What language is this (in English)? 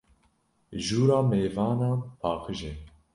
Kurdish